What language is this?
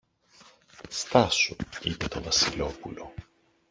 Greek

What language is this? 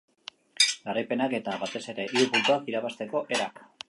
Basque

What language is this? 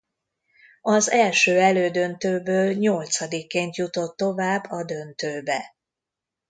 Hungarian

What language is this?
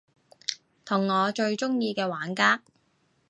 Cantonese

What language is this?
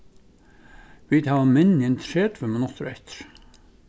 Faroese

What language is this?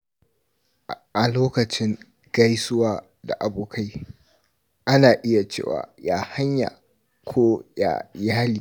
Hausa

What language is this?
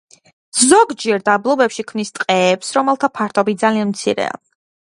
Georgian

